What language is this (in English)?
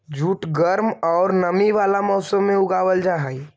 Magahi